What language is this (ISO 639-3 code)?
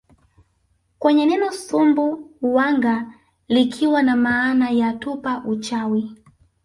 swa